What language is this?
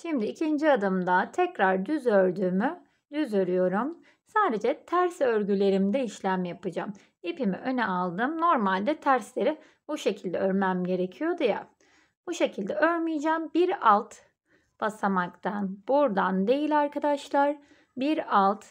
Turkish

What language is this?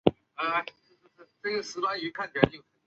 Chinese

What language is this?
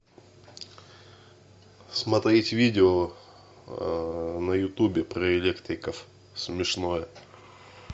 Russian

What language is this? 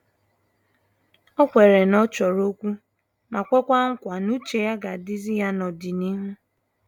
Igbo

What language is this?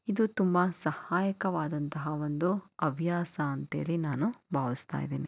Kannada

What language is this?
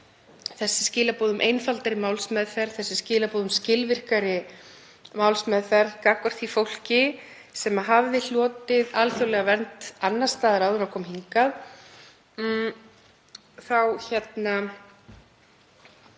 Icelandic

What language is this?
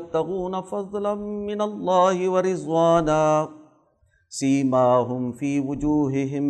Urdu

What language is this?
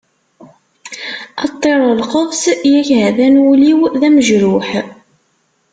Kabyle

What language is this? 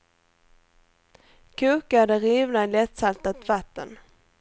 Swedish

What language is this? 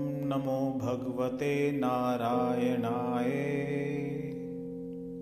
Hindi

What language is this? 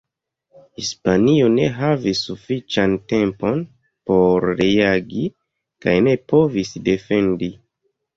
Esperanto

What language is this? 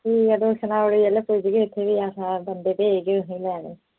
Dogri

